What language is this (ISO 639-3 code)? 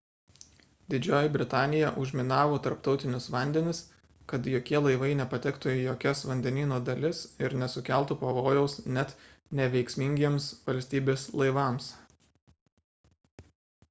lit